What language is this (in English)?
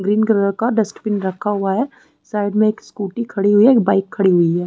Hindi